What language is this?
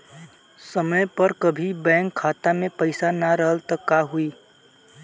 Bhojpuri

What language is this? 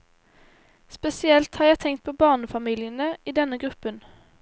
Norwegian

